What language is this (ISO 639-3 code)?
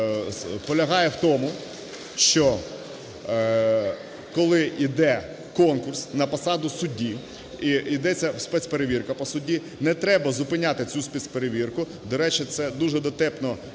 ukr